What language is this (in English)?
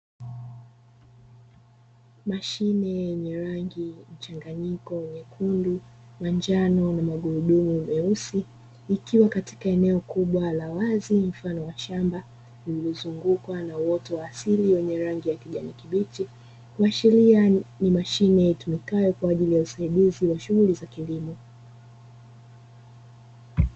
Swahili